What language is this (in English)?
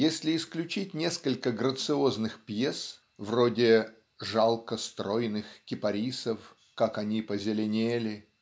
Russian